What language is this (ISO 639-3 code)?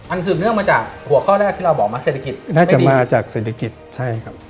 tha